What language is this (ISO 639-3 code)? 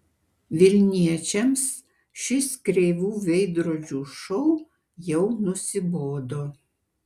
lit